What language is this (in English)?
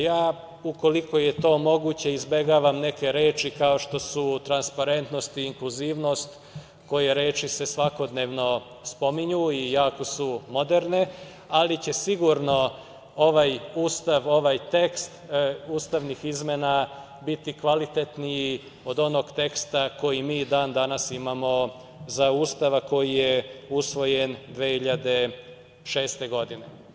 Serbian